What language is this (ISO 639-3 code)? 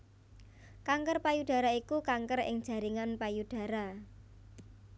jav